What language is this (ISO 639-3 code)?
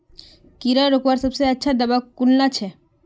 mag